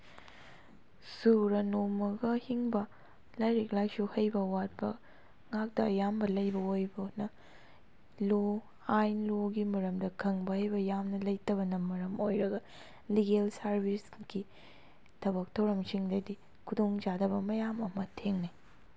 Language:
Manipuri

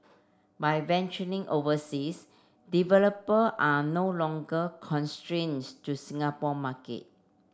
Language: English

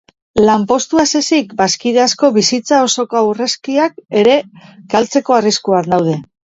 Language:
Basque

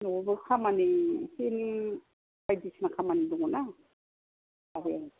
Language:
Bodo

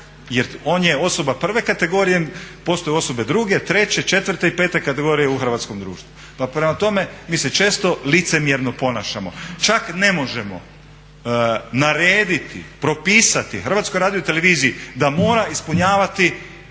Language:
Croatian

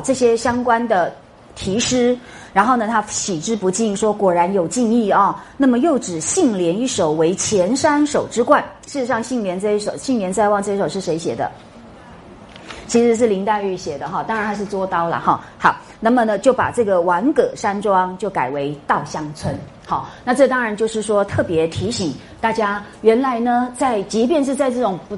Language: Chinese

